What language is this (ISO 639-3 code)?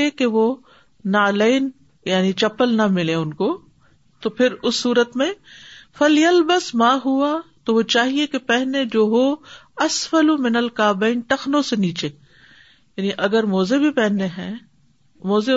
urd